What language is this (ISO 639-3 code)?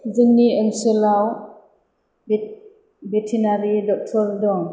brx